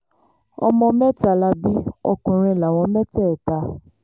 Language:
Yoruba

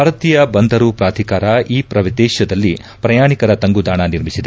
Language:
Kannada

